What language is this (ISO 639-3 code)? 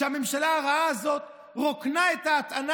heb